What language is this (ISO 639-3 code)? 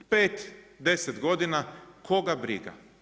hrv